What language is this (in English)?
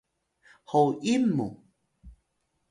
Atayal